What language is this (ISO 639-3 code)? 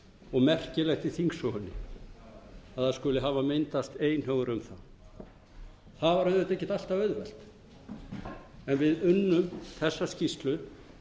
isl